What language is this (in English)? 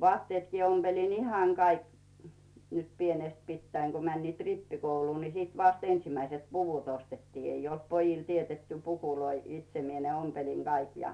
Finnish